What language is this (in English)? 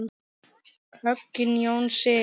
Icelandic